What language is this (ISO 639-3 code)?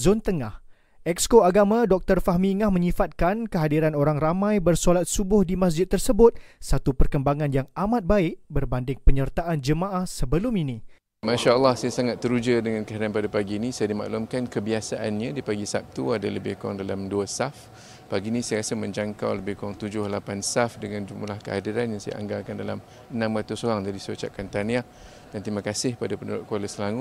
msa